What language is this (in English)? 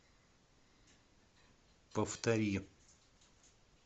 Russian